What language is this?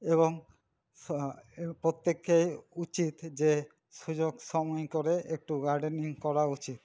Bangla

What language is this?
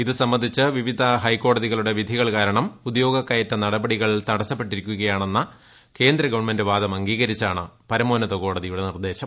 Malayalam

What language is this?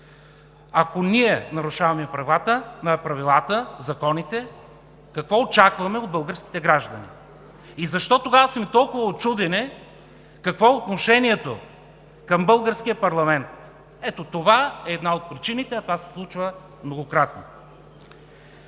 Bulgarian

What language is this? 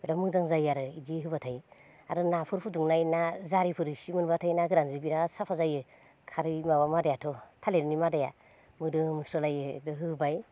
Bodo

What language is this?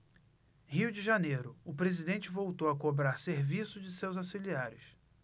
Portuguese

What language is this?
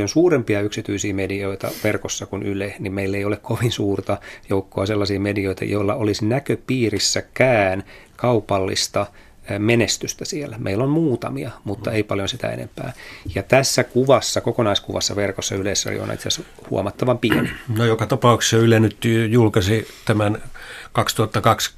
Finnish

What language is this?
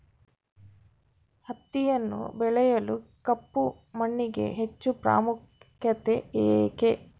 Kannada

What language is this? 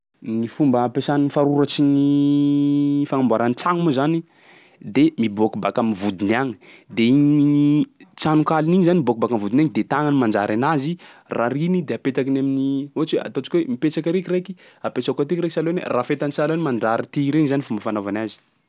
Sakalava Malagasy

